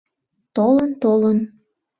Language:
Mari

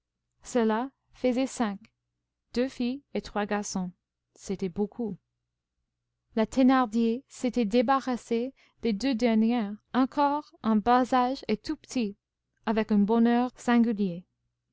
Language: French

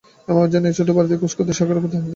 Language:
Bangla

